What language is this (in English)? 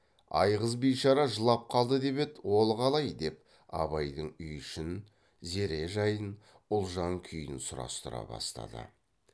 Kazakh